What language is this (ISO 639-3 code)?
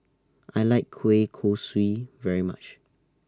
eng